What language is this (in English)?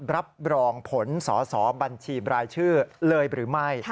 Thai